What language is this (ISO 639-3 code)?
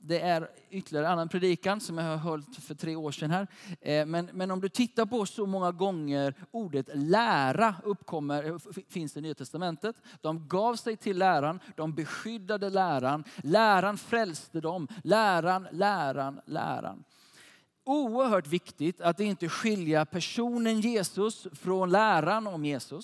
swe